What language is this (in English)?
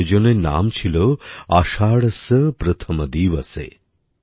Bangla